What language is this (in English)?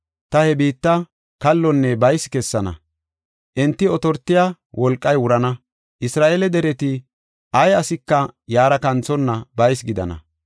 Gofa